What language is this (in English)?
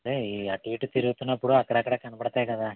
Telugu